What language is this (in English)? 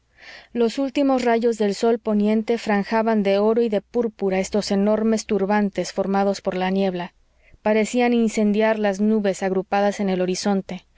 Spanish